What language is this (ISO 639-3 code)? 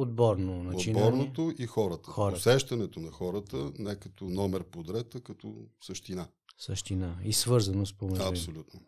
bul